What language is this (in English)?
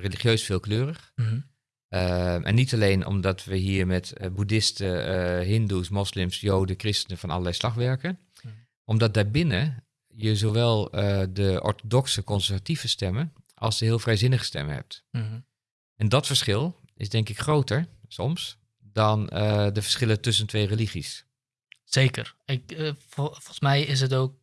Dutch